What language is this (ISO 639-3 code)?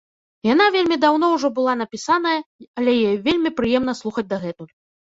bel